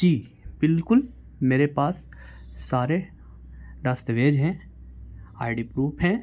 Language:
Urdu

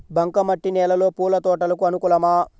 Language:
Telugu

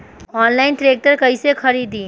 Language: Bhojpuri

